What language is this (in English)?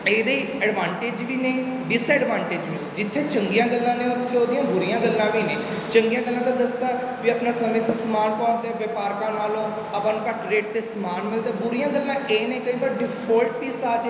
Punjabi